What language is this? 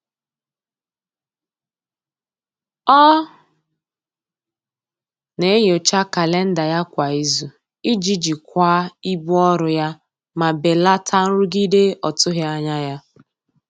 Igbo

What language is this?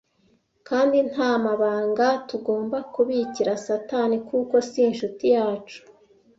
Kinyarwanda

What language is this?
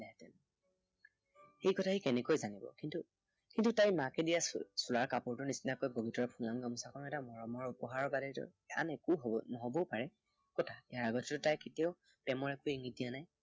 Assamese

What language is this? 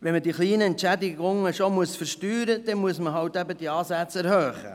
Swiss German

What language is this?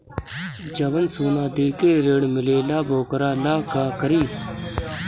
Bhojpuri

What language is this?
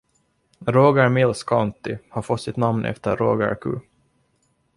Swedish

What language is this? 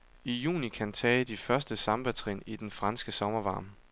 Danish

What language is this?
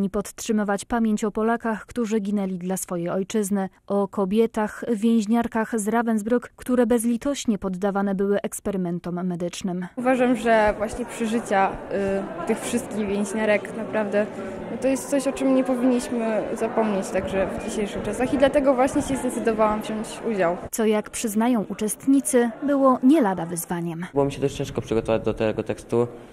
Polish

